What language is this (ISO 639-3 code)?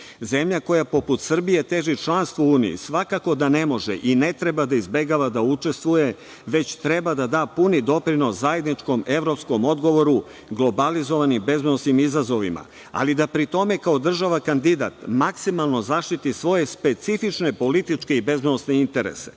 srp